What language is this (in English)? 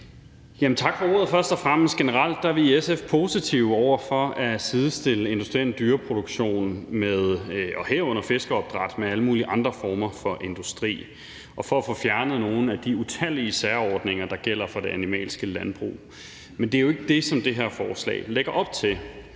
Danish